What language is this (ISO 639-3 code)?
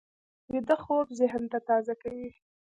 pus